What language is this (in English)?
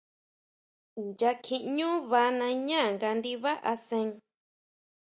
Huautla Mazatec